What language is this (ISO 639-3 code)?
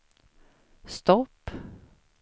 swe